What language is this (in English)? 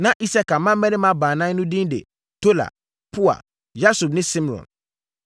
Akan